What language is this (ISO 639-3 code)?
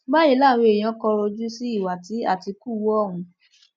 yor